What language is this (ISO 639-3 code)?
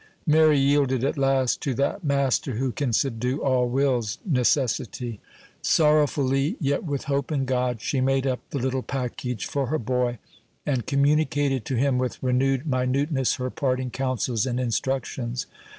eng